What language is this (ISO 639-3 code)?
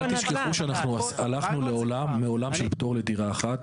heb